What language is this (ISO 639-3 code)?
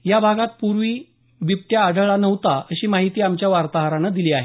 mar